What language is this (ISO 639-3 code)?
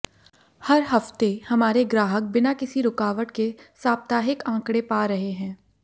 hin